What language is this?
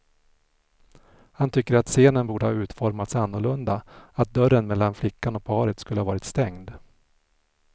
Swedish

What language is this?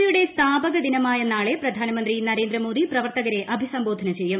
Malayalam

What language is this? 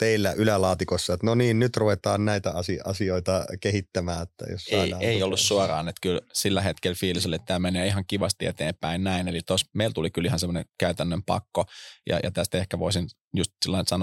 Finnish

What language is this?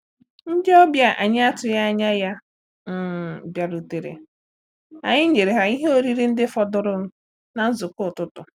Igbo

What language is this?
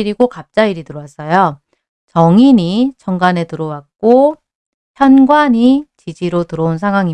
Korean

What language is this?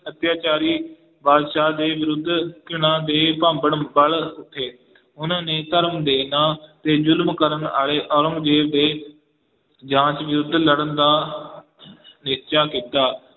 Punjabi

